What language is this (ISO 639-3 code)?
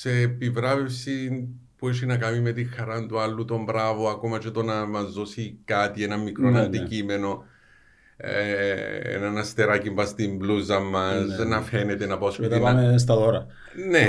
ell